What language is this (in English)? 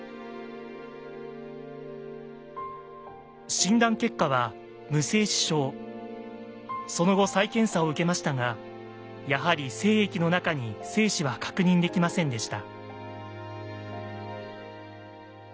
Japanese